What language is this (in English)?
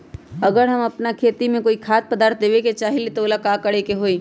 Magahi